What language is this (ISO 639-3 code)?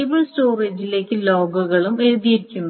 mal